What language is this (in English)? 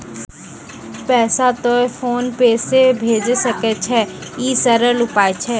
Maithili